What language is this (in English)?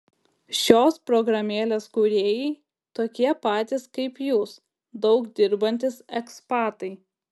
Lithuanian